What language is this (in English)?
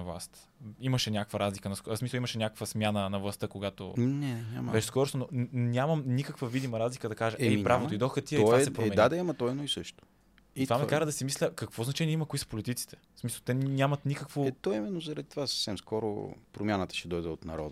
Bulgarian